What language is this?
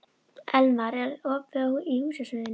Icelandic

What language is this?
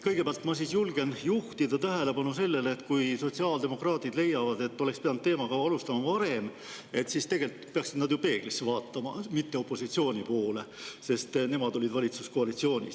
Estonian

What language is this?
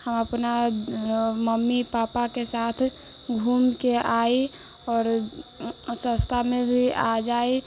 Maithili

